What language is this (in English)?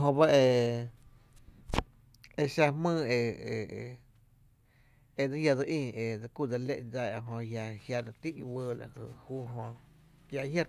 Tepinapa Chinantec